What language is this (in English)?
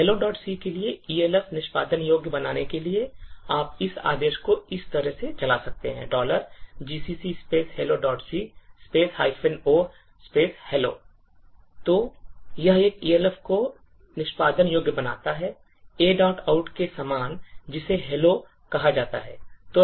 Hindi